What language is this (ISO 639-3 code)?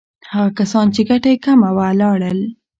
pus